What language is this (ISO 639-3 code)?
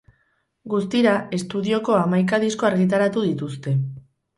eus